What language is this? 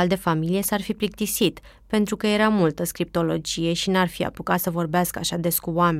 Romanian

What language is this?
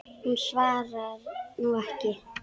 Icelandic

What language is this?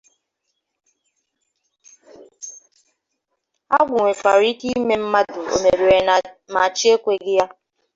Igbo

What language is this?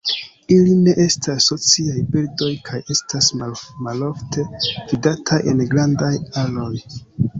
Esperanto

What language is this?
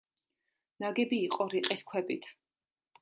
Georgian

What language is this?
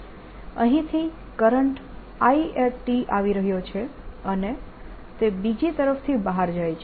Gujarati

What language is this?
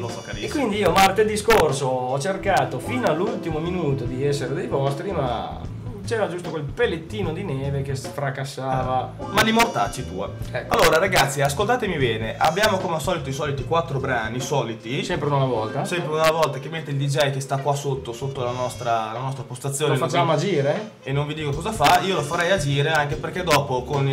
Italian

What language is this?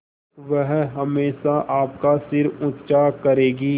Hindi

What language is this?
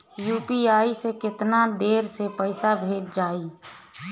Bhojpuri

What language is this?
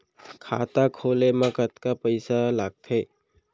Chhattisgarhi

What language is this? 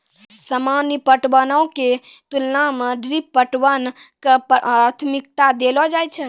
Maithili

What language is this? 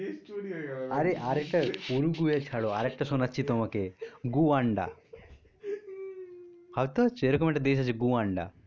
Bangla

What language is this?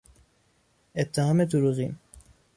Persian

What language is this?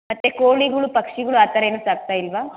Kannada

